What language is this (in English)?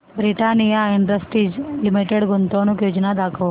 Marathi